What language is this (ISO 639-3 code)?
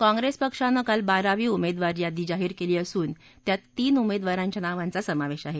mar